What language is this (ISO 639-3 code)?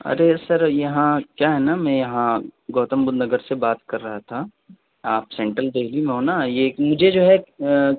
urd